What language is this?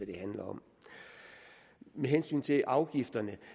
Danish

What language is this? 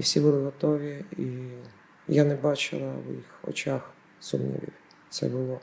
Ukrainian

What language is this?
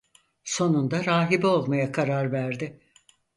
Turkish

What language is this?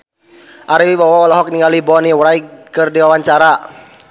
Sundanese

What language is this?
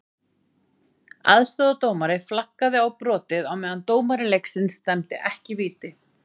Icelandic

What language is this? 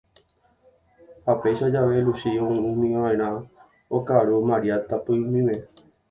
Guarani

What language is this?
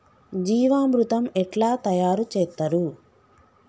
Telugu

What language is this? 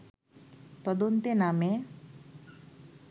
Bangla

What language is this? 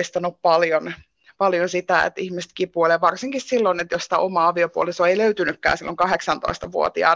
Finnish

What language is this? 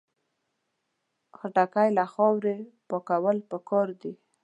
Pashto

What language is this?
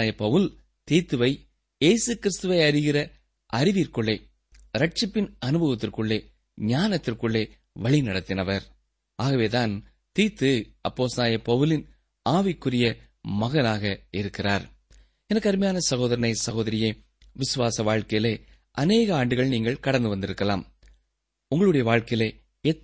Tamil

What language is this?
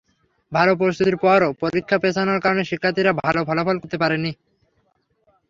Bangla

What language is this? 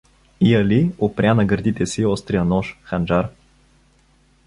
Bulgarian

